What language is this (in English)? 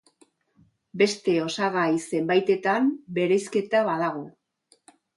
Basque